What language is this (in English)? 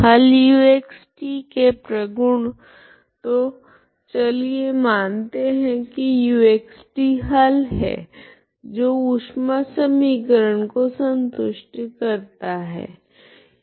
Hindi